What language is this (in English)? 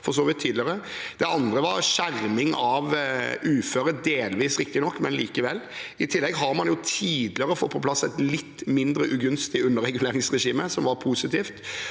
Norwegian